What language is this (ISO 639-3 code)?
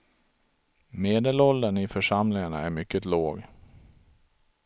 swe